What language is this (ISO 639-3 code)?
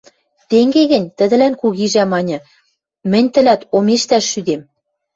mrj